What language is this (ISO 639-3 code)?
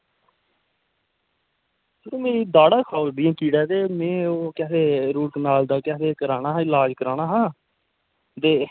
doi